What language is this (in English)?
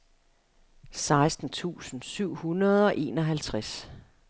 Danish